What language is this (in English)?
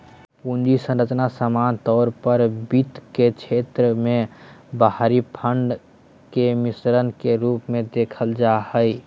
Magahi